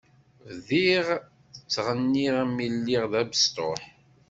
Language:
Kabyle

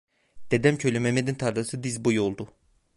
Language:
Turkish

